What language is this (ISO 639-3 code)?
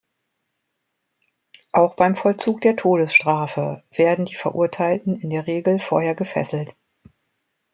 deu